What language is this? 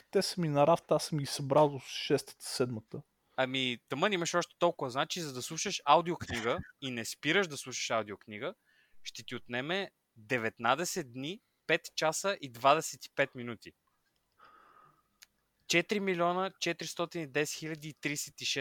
Bulgarian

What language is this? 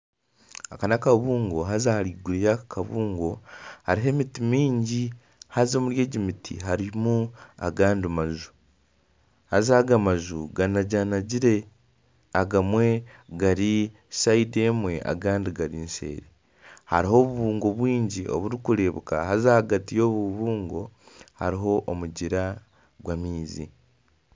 Nyankole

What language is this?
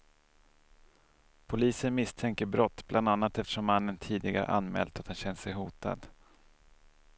Swedish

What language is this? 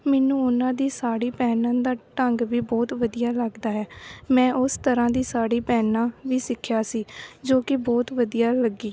Punjabi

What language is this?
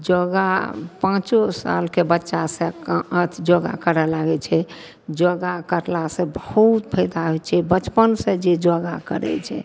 Maithili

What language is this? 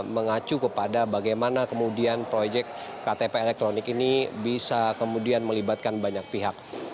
Indonesian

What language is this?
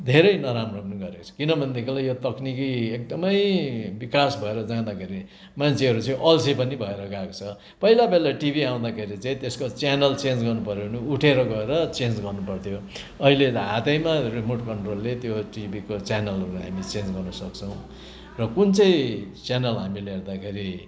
Nepali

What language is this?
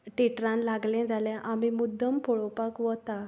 Konkani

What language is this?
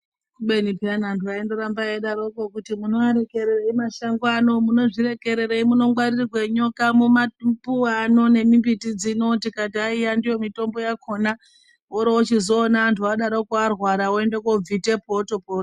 Ndau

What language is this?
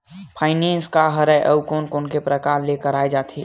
Chhattisgarhi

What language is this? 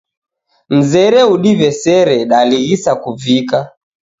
Taita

